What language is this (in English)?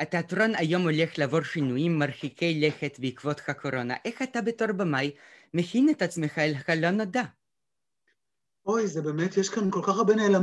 Hebrew